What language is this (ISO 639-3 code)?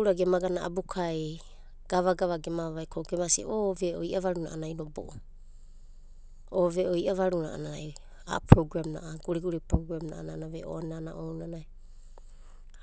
kbt